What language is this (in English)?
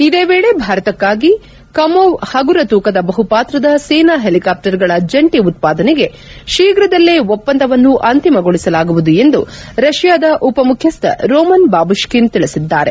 Kannada